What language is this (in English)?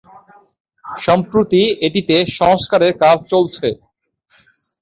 Bangla